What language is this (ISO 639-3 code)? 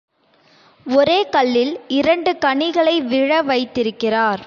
tam